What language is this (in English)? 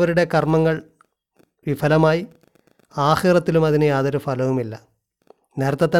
Malayalam